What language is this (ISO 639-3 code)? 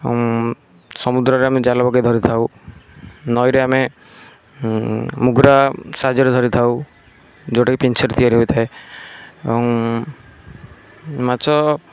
ori